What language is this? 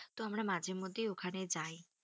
Bangla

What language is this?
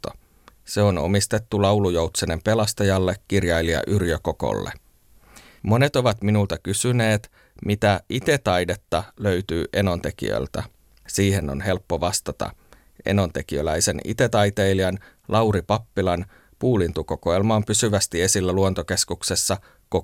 Finnish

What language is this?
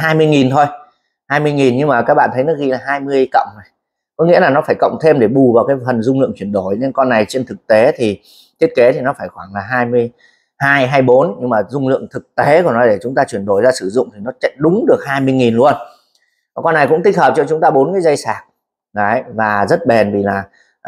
Vietnamese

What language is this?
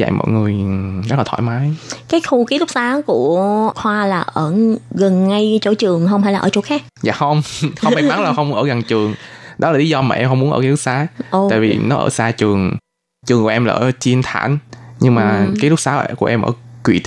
Vietnamese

